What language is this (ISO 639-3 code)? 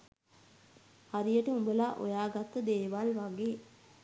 sin